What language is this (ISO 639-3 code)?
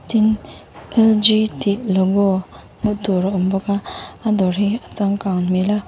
lus